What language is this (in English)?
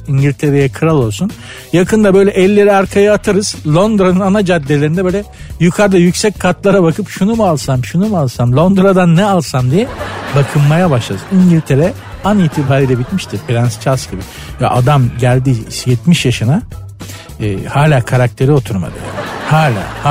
Turkish